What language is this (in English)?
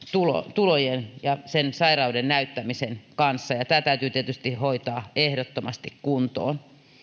Finnish